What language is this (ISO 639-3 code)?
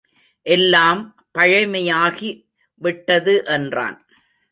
tam